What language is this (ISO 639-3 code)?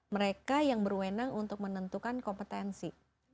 ind